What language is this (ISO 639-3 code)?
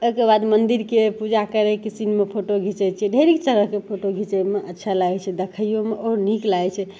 mai